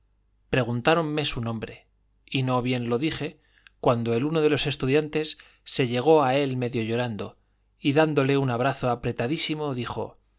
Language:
Spanish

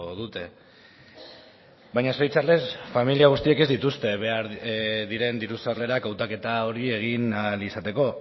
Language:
Basque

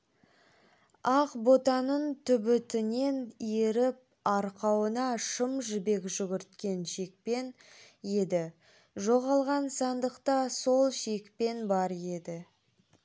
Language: Kazakh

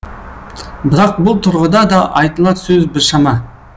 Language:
Kazakh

